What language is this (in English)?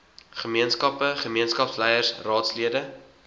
Afrikaans